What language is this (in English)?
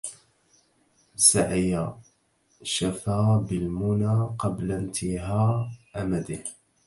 Arabic